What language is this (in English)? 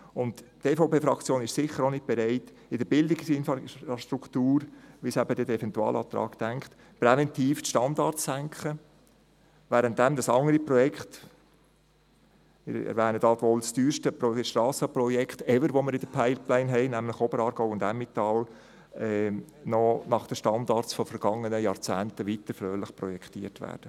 Swiss German